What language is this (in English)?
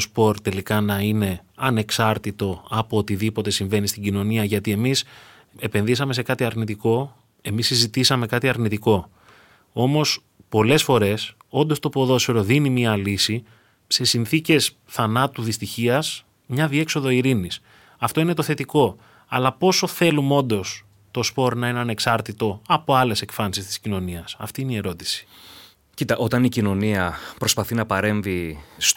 Greek